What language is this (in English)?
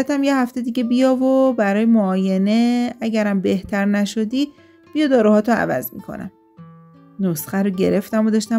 Persian